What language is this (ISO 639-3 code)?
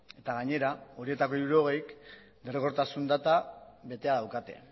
eus